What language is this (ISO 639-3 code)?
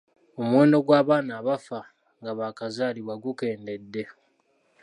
lug